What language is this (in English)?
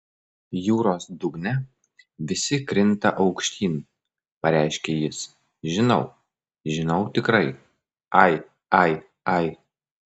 Lithuanian